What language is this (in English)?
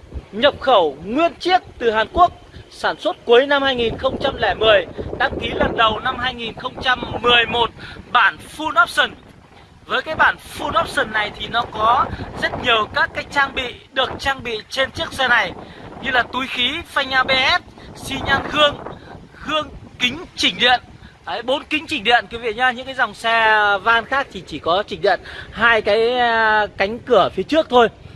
Vietnamese